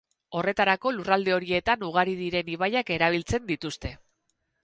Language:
Basque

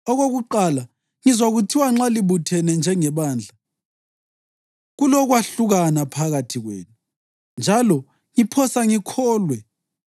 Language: North Ndebele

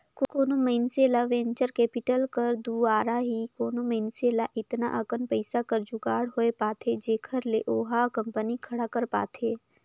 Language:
Chhattisgarhi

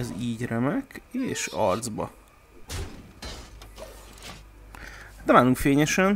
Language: Hungarian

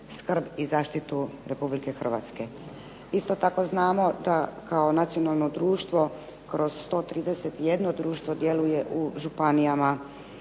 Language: Croatian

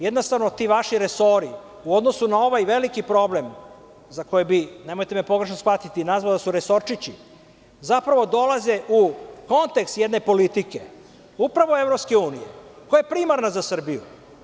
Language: Serbian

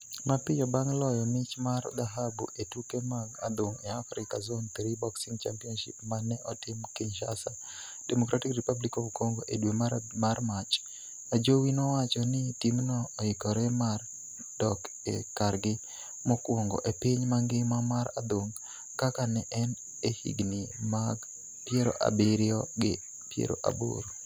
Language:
Luo (Kenya and Tanzania)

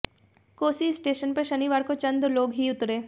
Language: Hindi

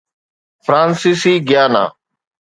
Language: Sindhi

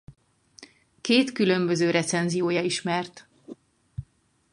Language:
Hungarian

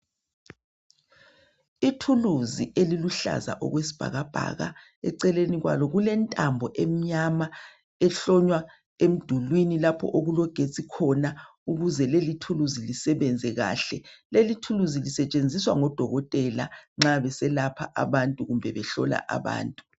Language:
North Ndebele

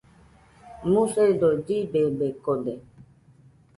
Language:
Nüpode Huitoto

